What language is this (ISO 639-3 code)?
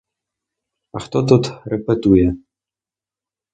ukr